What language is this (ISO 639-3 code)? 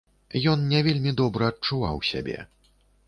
bel